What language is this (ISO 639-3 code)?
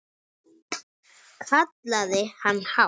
isl